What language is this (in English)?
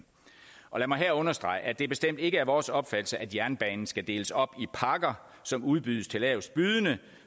Danish